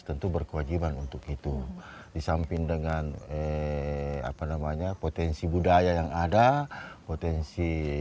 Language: Indonesian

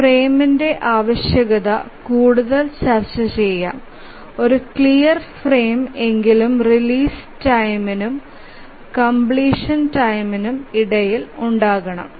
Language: Malayalam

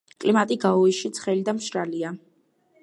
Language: Georgian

